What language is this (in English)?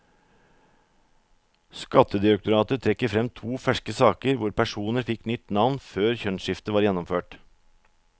Norwegian